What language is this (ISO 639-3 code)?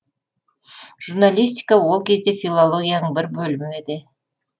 kaz